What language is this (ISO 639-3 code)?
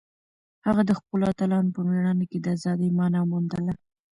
pus